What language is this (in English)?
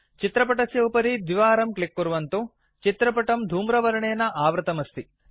Sanskrit